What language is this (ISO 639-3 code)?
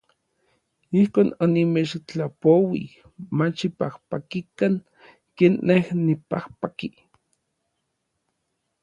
nlv